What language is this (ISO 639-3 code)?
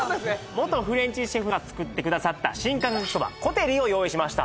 jpn